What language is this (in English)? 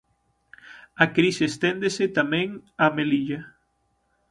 Galician